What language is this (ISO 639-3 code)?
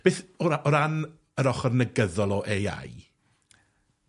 cym